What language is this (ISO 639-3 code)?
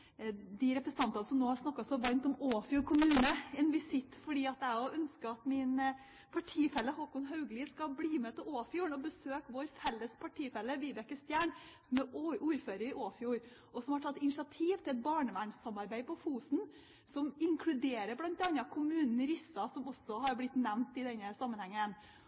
nob